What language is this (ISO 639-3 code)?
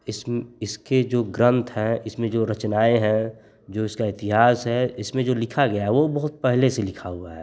hin